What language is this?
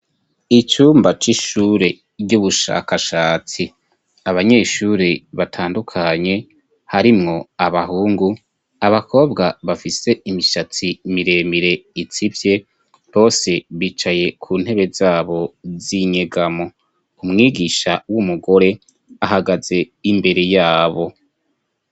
Rundi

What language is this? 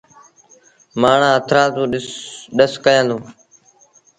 Sindhi Bhil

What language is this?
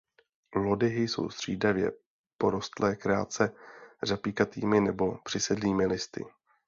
Czech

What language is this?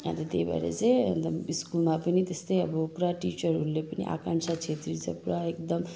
Nepali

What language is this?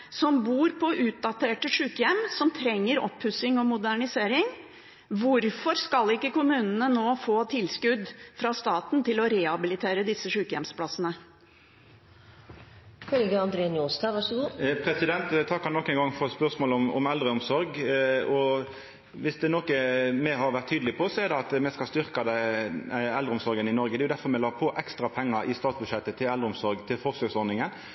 Norwegian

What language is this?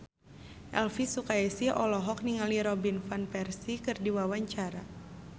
Sundanese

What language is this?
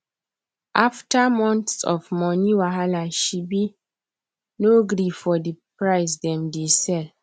Nigerian Pidgin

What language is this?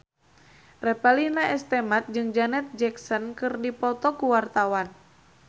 Sundanese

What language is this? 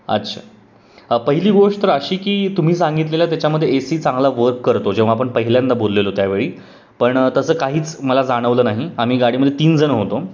Marathi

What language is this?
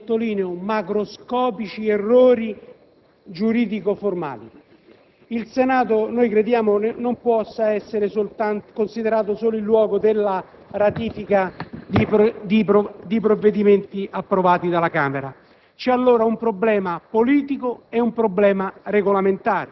Italian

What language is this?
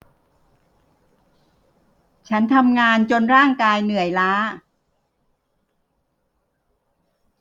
Thai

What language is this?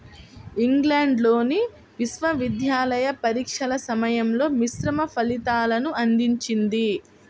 Telugu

